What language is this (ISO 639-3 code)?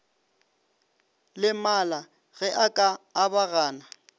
nso